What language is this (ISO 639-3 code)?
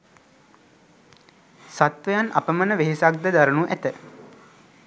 sin